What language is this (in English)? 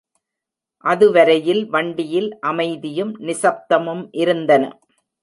Tamil